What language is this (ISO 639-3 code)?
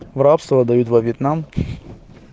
rus